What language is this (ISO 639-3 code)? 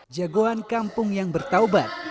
ind